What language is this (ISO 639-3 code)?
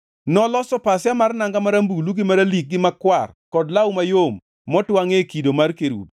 luo